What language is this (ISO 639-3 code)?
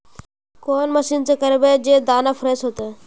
mag